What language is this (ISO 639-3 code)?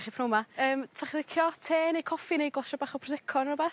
cym